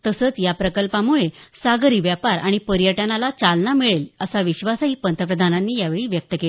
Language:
Marathi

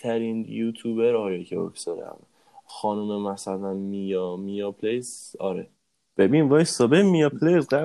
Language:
Persian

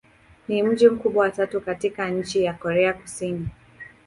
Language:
Swahili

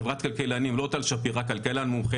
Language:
Hebrew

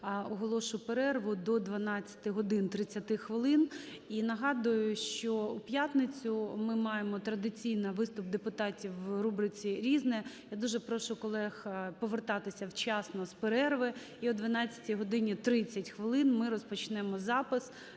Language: Ukrainian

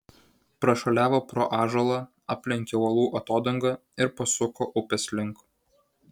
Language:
Lithuanian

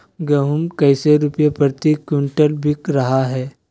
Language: Magahi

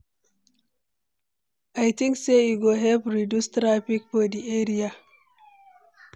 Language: Nigerian Pidgin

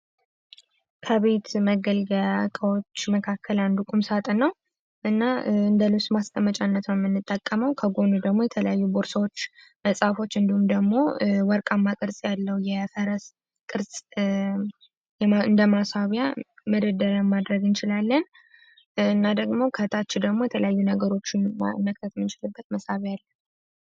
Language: Amharic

